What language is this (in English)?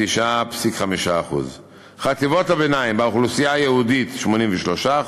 Hebrew